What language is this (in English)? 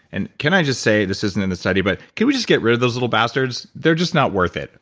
English